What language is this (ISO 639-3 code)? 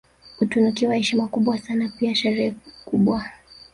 swa